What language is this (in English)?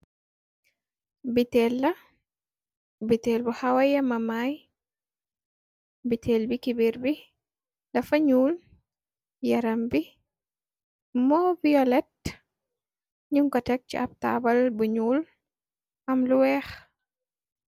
Wolof